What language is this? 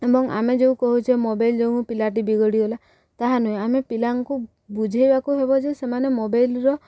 Odia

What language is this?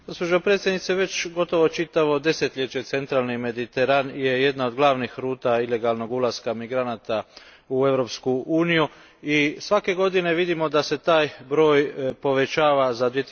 Croatian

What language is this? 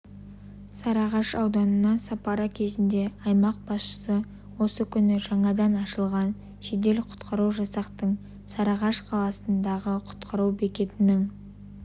Kazakh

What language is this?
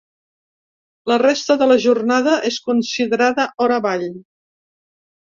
Catalan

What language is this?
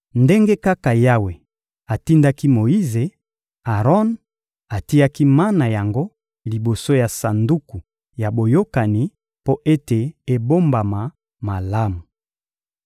Lingala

